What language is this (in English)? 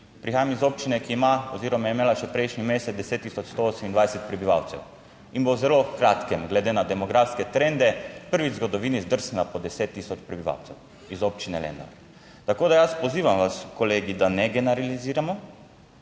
Slovenian